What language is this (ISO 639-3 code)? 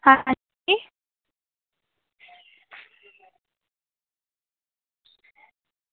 doi